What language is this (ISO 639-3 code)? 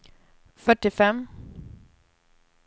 swe